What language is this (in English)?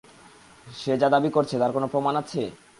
Bangla